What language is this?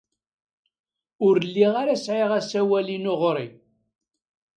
Kabyle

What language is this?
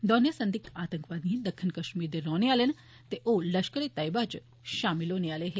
Dogri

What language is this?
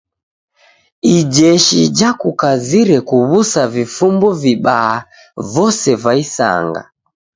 Taita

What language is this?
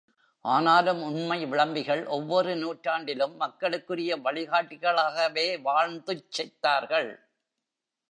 Tamil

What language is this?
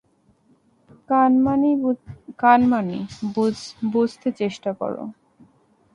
Bangla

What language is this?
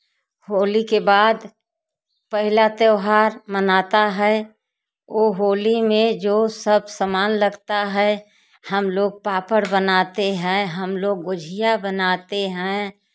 Hindi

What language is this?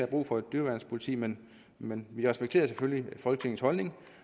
Danish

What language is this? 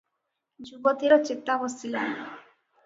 Odia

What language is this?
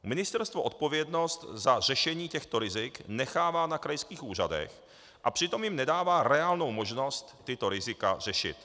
Czech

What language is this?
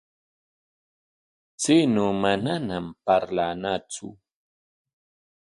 Corongo Ancash Quechua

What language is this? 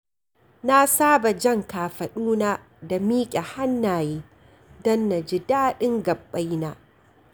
Hausa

